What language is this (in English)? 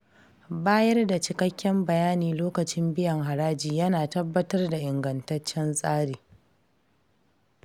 Hausa